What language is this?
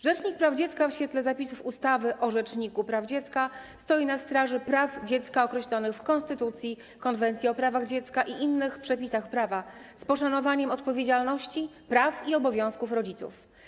Polish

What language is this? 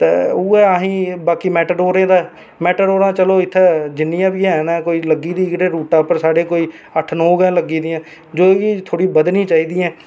Dogri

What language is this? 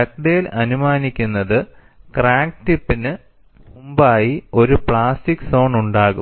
Malayalam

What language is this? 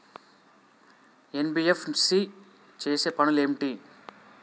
Telugu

